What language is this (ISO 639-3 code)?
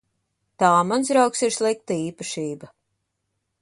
lav